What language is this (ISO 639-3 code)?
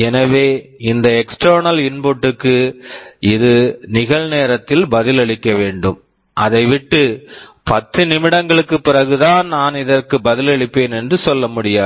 tam